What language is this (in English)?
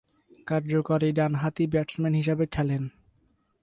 Bangla